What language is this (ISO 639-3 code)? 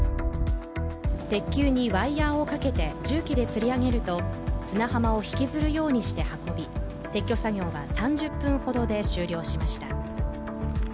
jpn